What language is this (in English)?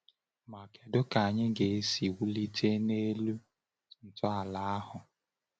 Igbo